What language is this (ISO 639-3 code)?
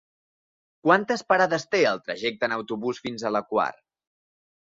cat